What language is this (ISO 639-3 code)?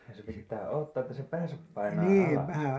fin